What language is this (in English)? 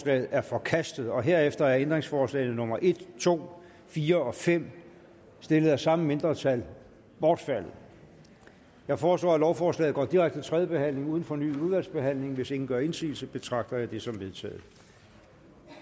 Danish